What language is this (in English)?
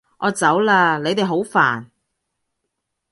Cantonese